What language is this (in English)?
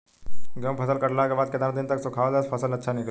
Bhojpuri